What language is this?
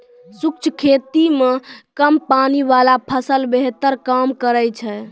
Maithili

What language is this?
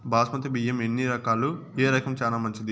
Telugu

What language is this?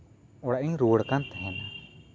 Santali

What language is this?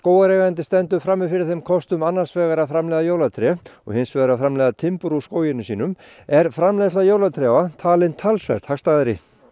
Icelandic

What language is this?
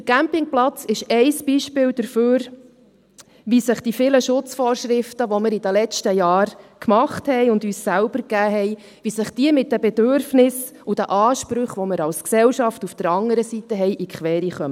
Swiss German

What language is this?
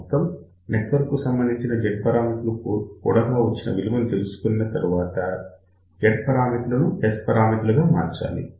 Telugu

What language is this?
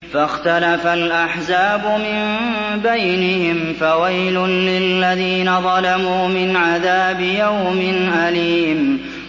Arabic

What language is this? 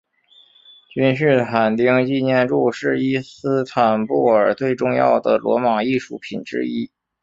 Chinese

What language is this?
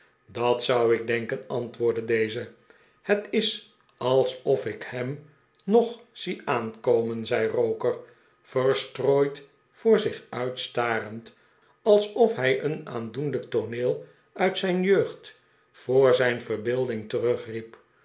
Dutch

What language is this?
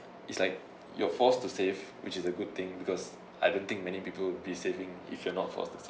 English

